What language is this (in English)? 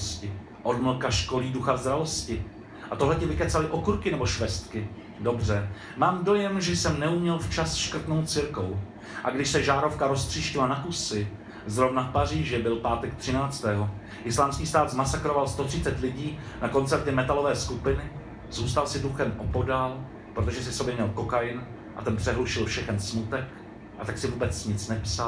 Czech